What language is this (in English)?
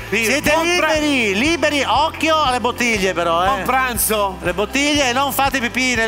Italian